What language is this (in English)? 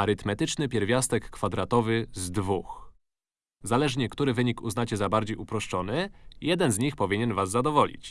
Polish